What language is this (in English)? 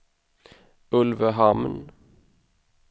Swedish